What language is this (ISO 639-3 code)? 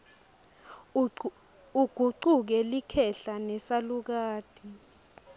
ssw